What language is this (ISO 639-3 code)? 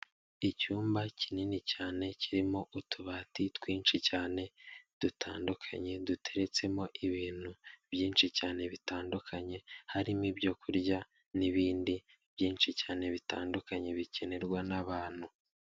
kin